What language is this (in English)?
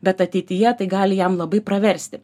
Lithuanian